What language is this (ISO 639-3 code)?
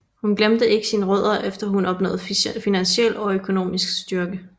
dan